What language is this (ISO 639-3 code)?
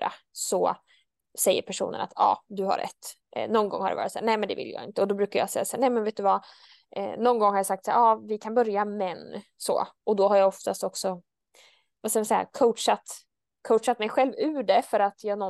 swe